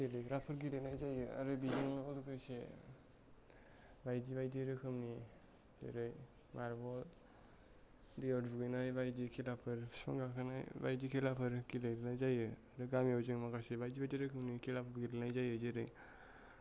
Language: Bodo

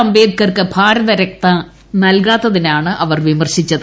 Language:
Malayalam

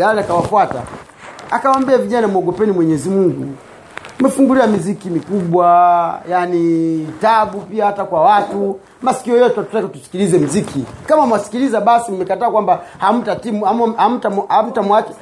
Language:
Swahili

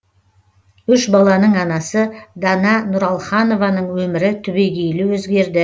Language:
Kazakh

